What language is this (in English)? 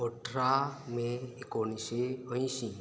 Konkani